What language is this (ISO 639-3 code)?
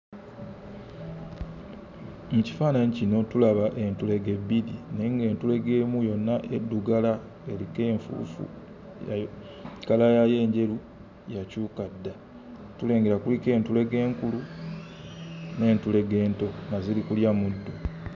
lug